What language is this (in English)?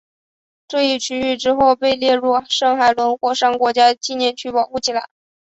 Chinese